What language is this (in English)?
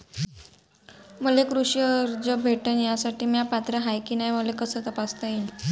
Marathi